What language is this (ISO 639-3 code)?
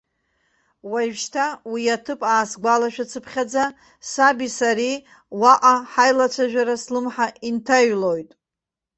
abk